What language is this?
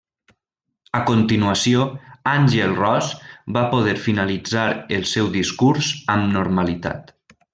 Catalan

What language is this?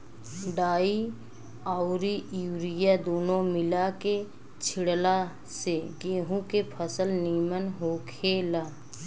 Bhojpuri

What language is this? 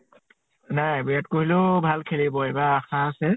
Assamese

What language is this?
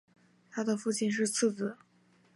Chinese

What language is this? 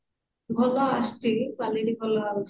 Odia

